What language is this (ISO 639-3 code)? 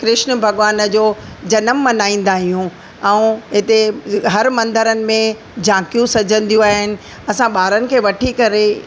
snd